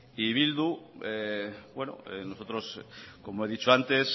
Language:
Spanish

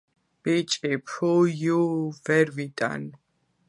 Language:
Georgian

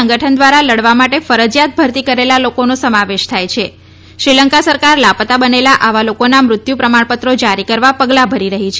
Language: Gujarati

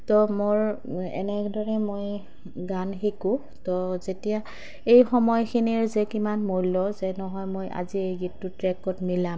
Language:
Assamese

